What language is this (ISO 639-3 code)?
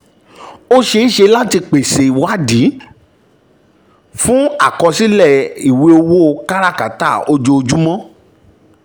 yor